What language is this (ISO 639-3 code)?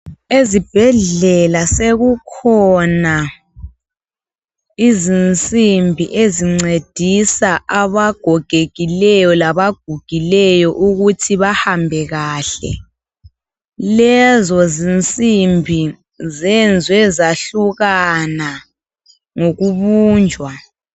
nde